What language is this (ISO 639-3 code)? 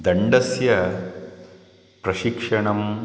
san